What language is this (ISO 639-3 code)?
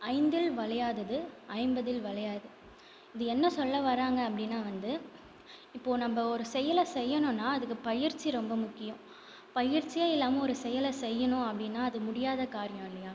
tam